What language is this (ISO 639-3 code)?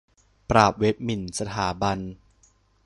tha